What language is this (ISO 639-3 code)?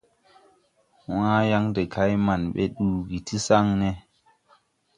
tui